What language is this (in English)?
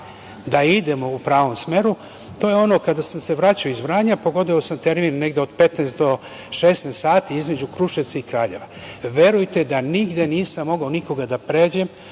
Serbian